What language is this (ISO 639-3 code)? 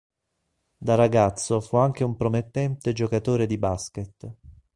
ita